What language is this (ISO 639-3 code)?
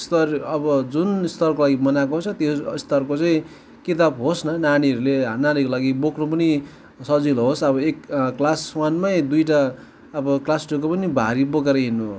nep